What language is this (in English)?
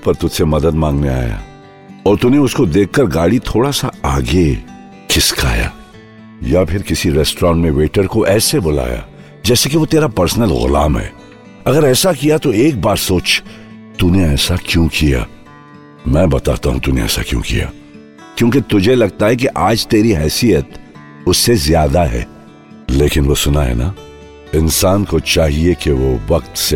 Hindi